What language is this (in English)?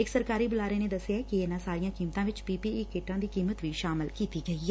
Punjabi